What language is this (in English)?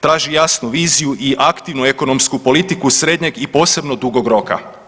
Croatian